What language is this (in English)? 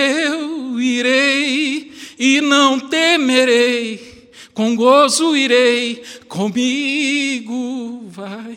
Portuguese